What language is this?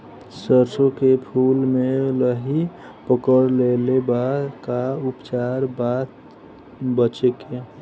Bhojpuri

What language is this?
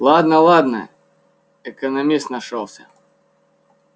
Russian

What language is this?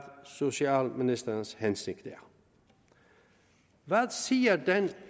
Danish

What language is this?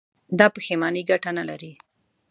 Pashto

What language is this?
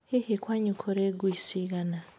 Kikuyu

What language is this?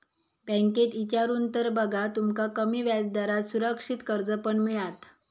Marathi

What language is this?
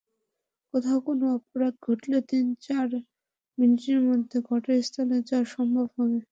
Bangla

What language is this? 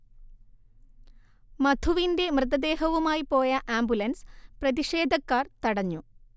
Malayalam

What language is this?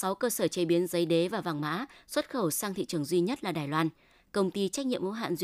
Vietnamese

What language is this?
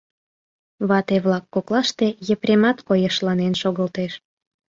Mari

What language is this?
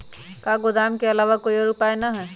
Magahi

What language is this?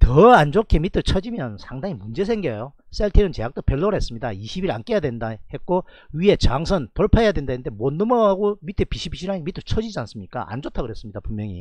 Korean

